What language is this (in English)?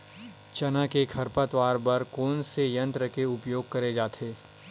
Chhattisgarhi